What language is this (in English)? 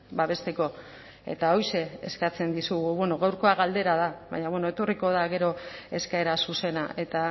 Basque